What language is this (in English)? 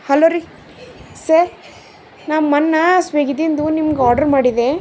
Kannada